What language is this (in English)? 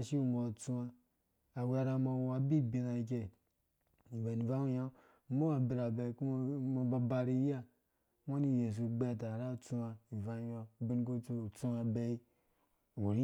Dũya